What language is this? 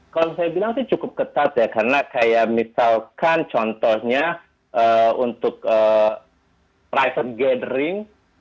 Indonesian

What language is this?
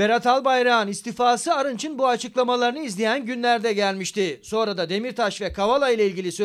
Turkish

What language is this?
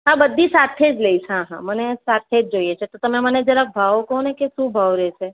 Gujarati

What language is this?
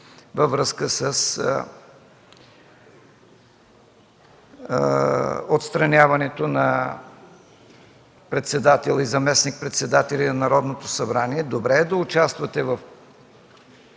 Bulgarian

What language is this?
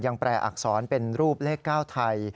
Thai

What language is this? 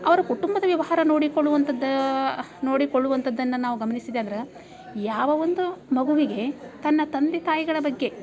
Kannada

